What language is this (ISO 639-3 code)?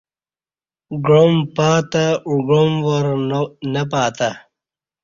bsh